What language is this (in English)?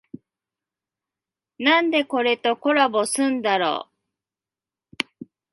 Japanese